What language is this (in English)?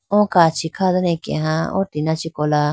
Idu-Mishmi